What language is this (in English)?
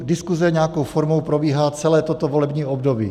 Czech